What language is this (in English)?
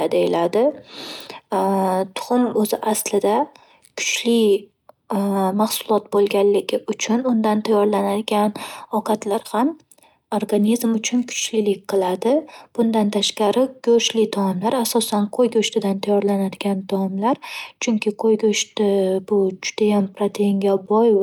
Uzbek